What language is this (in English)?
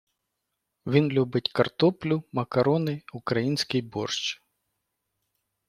Ukrainian